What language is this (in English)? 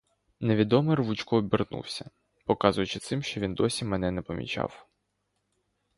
Ukrainian